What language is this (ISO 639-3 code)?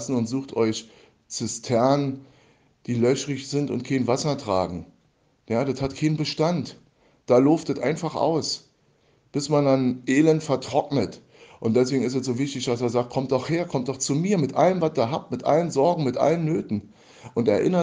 deu